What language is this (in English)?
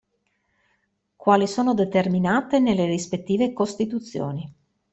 Italian